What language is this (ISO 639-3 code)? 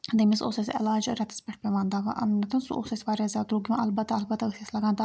kas